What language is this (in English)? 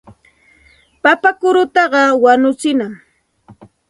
Santa Ana de Tusi Pasco Quechua